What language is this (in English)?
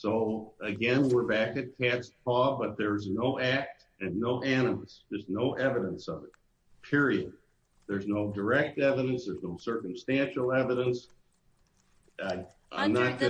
English